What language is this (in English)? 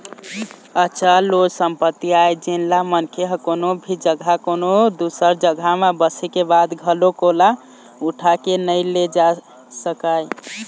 Chhattisgarhi